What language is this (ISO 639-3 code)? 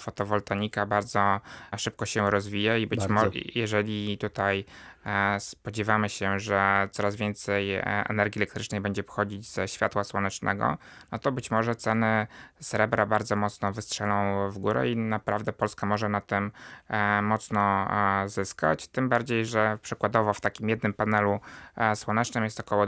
pol